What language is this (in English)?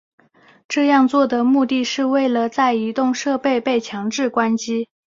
Chinese